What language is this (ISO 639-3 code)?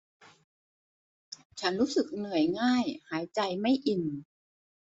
tha